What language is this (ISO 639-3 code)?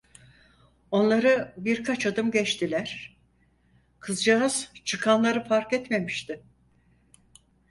tur